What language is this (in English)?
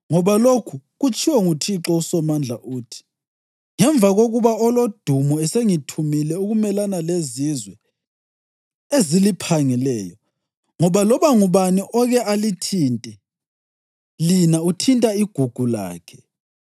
North Ndebele